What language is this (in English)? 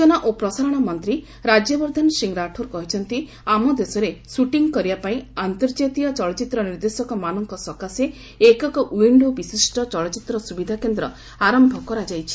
Odia